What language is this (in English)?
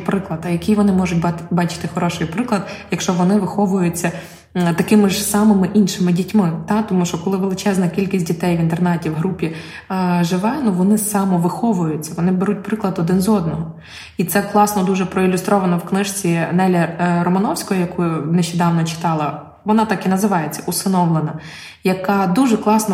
Ukrainian